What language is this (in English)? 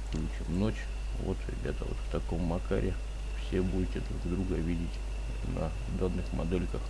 Russian